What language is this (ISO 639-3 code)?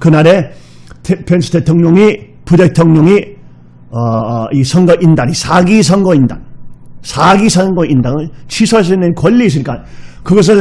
kor